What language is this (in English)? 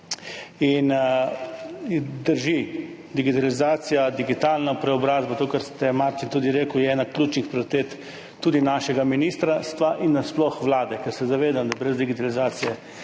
Slovenian